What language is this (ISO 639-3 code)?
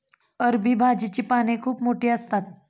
mar